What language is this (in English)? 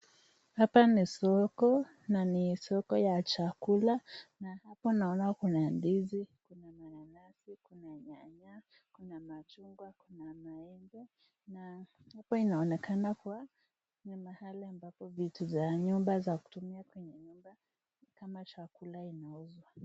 Swahili